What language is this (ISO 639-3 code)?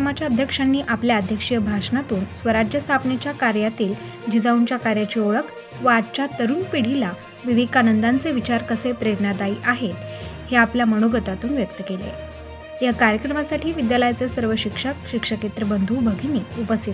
mar